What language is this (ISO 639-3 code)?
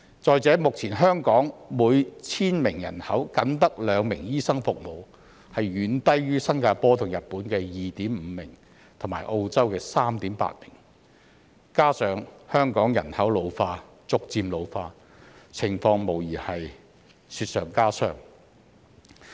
yue